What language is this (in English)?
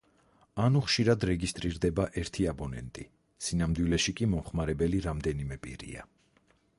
Georgian